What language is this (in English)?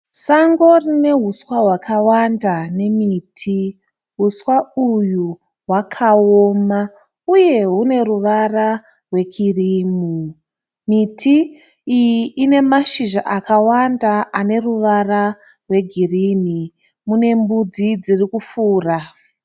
Shona